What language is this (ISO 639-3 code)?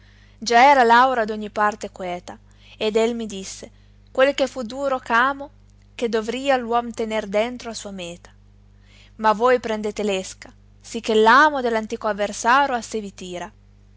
ita